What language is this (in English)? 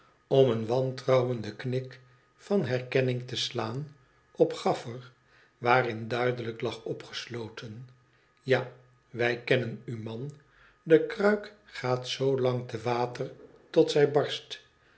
Dutch